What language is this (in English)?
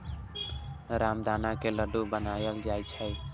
Maithili